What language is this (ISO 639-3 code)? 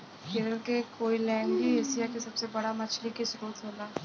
bho